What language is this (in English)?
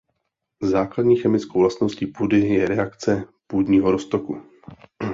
Czech